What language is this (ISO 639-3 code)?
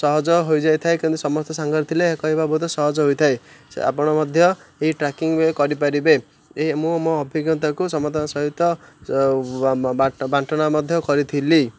ori